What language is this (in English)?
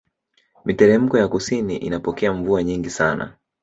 Swahili